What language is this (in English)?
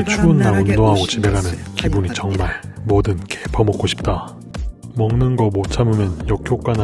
Korean